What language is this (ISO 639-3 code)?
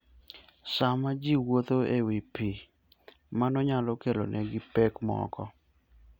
luo